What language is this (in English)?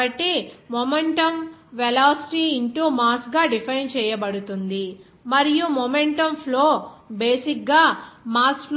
Telugu